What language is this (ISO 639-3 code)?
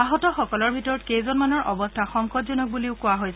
asm